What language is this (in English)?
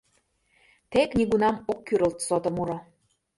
Mari